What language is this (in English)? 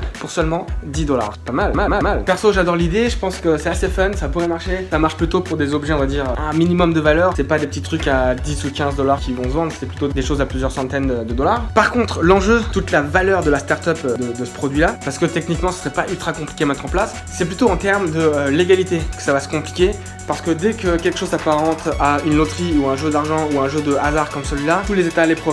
French